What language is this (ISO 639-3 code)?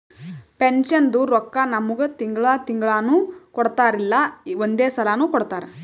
kan